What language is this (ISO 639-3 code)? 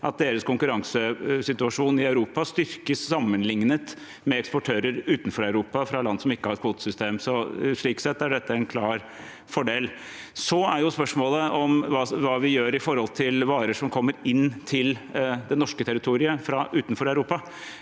nor